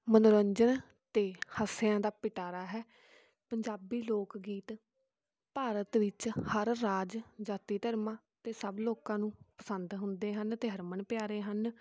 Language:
Punjabi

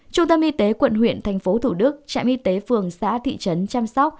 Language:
Vietnamese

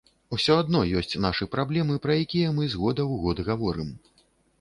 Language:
Belarusian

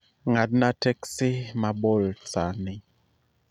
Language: Luo (Kenya and Tanzania)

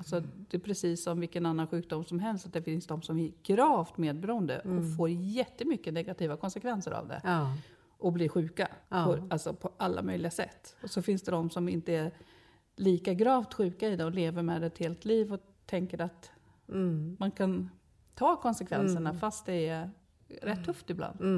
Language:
Swedish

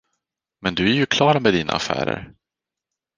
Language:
Swedish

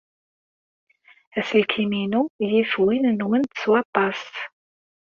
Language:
Kabyle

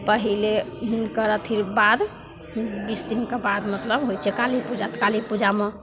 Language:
Maithili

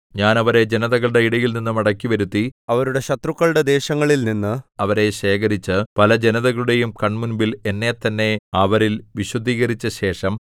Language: Malayalam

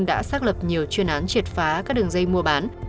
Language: Vietnamese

